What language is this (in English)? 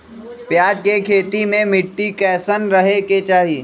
Magahi